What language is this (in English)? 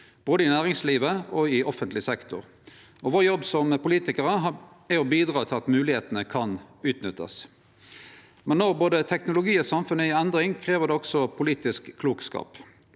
Norwegian